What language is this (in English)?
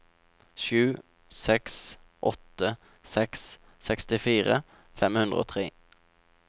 Norwegian